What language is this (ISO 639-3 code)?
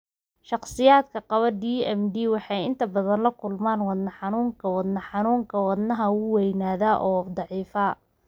som